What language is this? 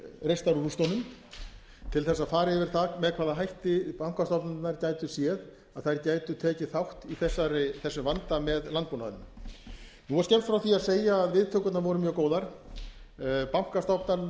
Icelandic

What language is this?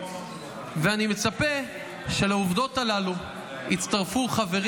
Hebrew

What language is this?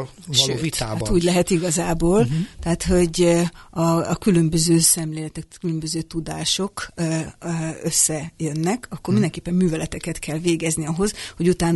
Hungarian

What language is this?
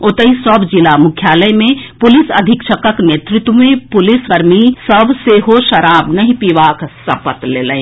Maithili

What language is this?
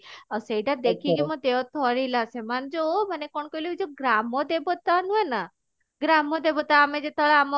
Odia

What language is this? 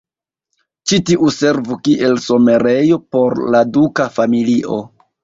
Esperanto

